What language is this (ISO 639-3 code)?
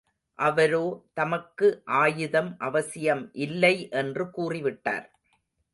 tam